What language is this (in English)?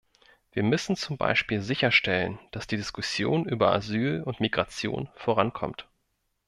German